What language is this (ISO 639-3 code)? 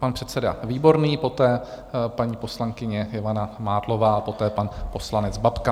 ces